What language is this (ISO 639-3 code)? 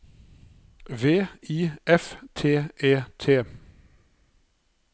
nor